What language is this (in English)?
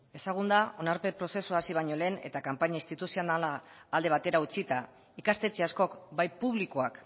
Basque